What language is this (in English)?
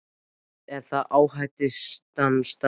Icelandic